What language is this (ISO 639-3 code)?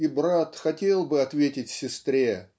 rus